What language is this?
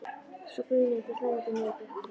Icelandic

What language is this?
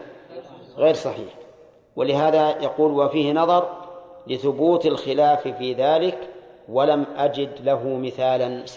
Arabic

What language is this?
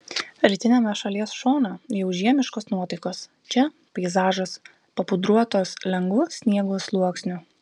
Lithuanian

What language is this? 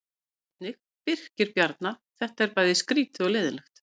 Icelandic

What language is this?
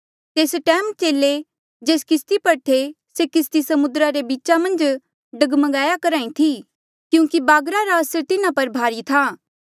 Mandeali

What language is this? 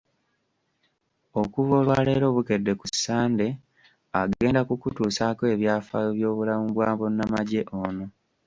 Ganda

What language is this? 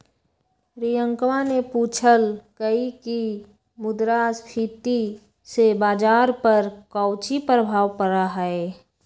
Magahi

